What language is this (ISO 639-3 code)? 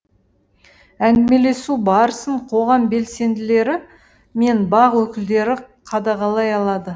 kaz